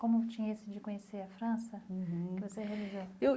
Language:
Portuguese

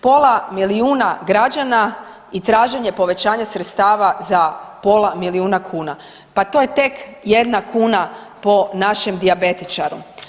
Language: Croatian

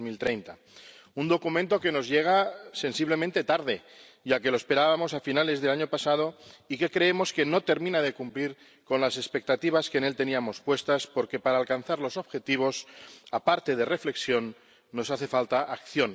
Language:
Spanish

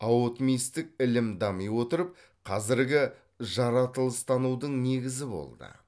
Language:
Kazakh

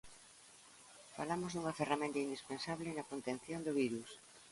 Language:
Galician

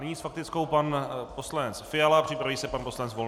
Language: Czech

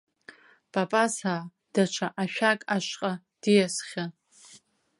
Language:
Abkhazian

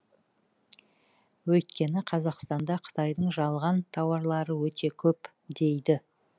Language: Kazakh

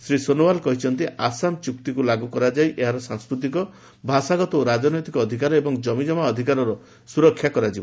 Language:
Odia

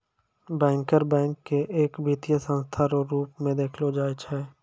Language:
Maithili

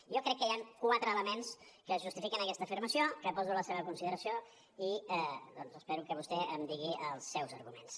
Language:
Catalan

